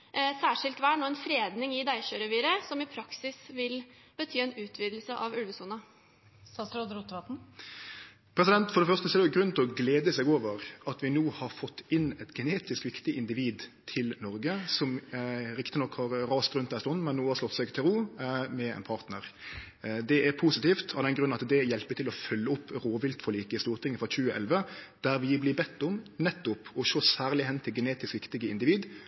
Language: Norwegian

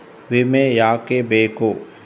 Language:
Kannada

